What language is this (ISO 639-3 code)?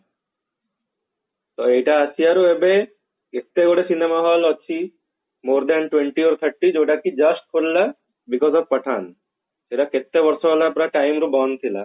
ori